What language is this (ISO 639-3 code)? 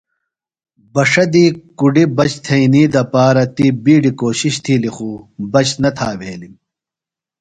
phl